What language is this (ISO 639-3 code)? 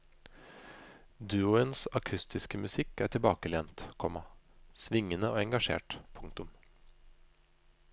nor